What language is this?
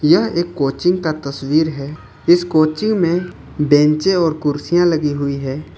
Hindi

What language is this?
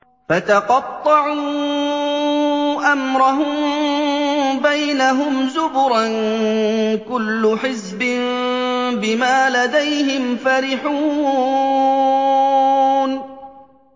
Arabic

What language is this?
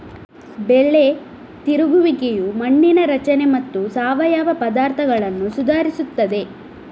Kannada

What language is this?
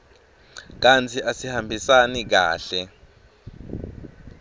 Swati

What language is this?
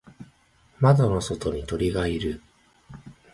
Japanese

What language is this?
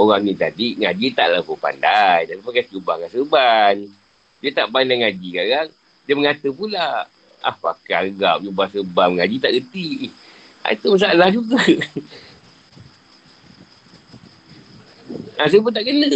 Malay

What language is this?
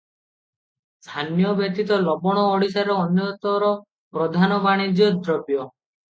Odia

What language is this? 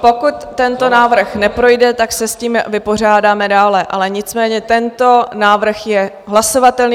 Czech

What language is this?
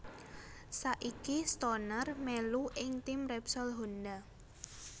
Javanese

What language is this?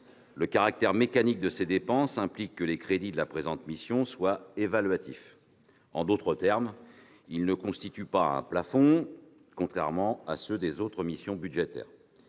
French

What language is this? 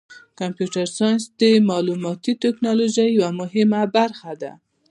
Pashto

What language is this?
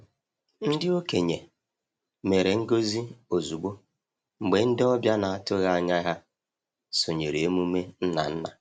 Igbo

